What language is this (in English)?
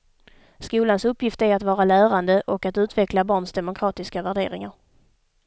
Swedish